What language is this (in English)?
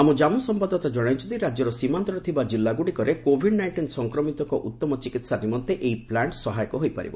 Odia